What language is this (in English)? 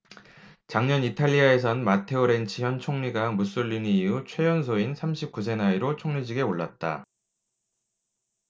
Korean